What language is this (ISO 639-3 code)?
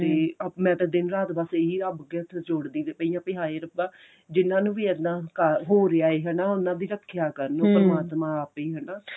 pan